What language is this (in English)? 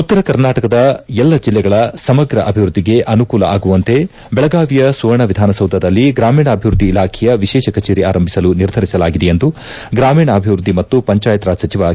Kannada